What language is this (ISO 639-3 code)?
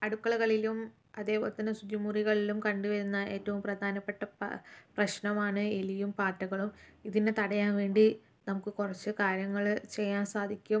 mal